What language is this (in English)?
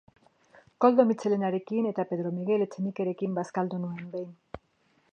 Basque